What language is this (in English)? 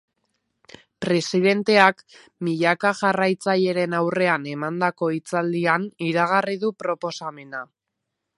Basque